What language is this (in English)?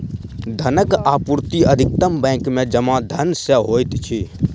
Maithili